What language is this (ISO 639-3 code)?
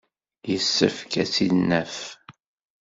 kab